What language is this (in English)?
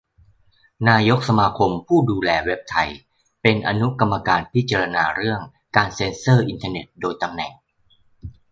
Thai